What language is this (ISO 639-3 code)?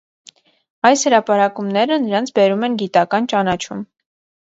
hye